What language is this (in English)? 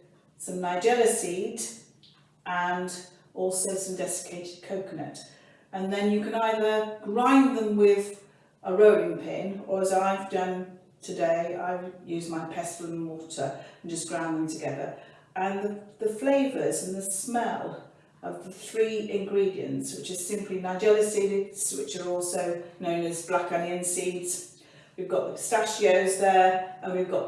English